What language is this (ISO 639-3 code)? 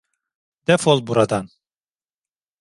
tur